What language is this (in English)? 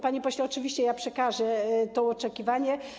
Polish